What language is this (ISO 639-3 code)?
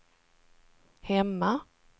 swe